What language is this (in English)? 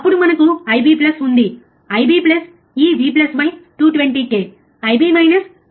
Telugu